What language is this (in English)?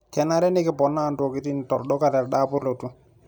Masai